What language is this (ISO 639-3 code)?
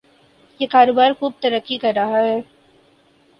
urd